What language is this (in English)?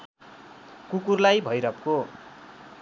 Nepali